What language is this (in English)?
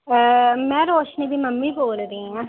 Dogri